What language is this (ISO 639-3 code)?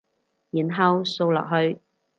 yue